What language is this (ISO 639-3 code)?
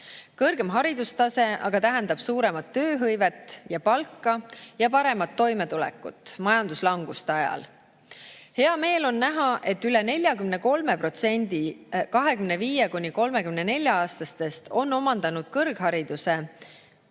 est